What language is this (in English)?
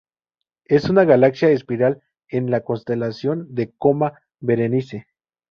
Spanish